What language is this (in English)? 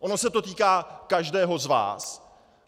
Czech